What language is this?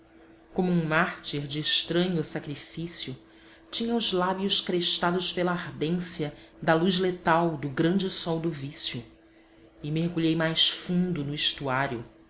Portuguese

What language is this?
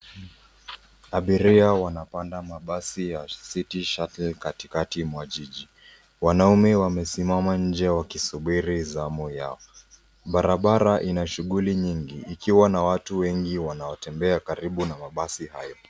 Swahili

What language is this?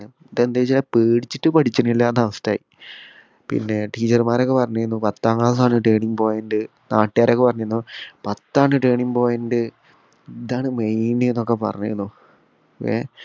Malayalam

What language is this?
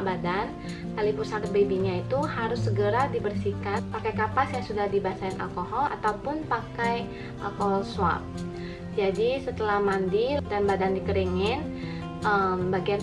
Indonesian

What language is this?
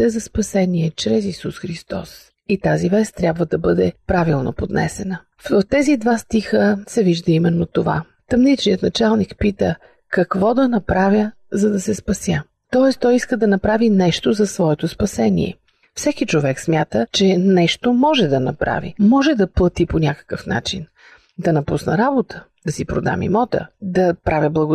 Bulgarian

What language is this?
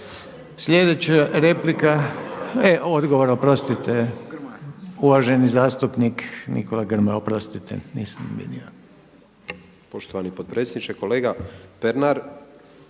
Croatian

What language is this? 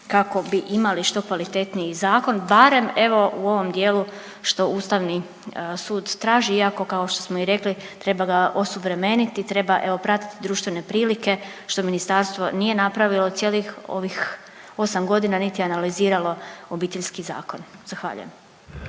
Croatian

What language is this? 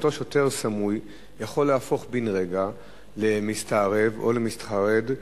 Hebrew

